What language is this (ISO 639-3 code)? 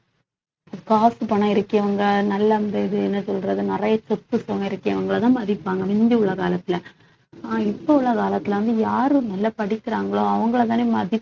tam